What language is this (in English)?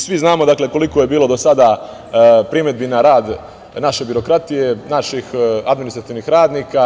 Serbian